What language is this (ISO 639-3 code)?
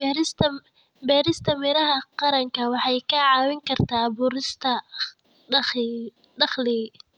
som